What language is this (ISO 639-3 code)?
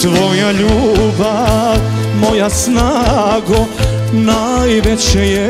ron